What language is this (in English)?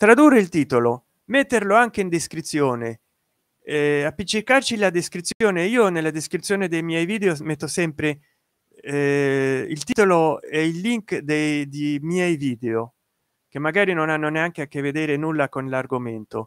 Italian